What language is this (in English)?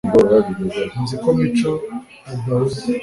Kinyarwanda